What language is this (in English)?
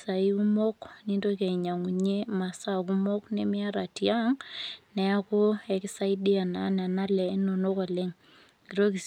Masai